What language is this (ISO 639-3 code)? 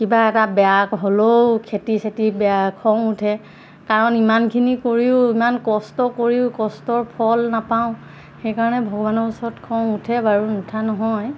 asm